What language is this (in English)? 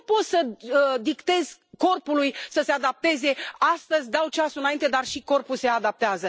Romanian